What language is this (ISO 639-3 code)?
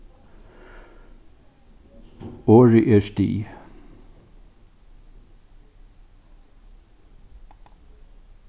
fao